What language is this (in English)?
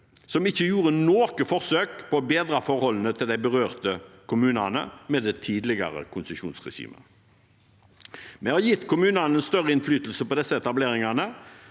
Norwegian